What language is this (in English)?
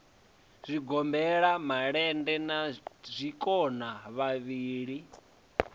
Venda